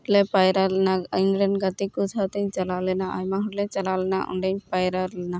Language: Santali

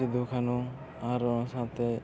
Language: Santali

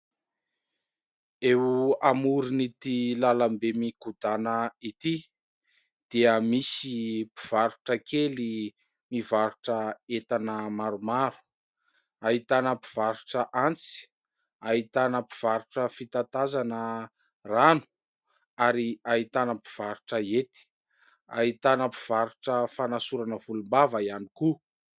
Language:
Malagasy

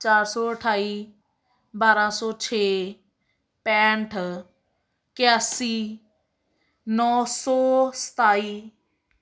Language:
Punjabi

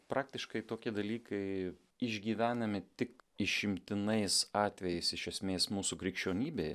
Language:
Lithuanian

